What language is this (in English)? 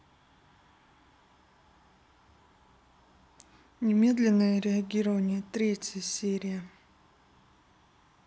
Russian